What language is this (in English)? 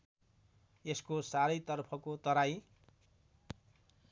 Nepali